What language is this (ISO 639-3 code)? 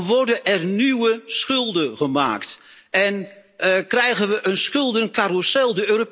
nld